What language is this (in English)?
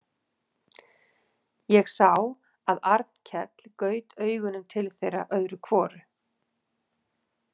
Icelandic